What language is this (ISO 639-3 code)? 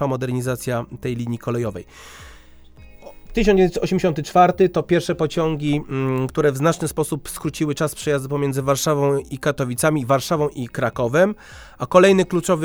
pol